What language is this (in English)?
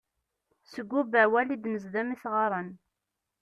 Kabyle